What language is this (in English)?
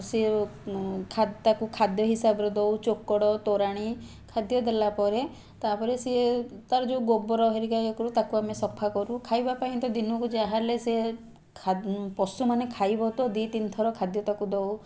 Odia